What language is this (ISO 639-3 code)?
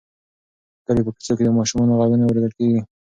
pus